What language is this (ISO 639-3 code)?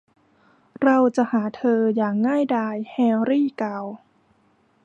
tha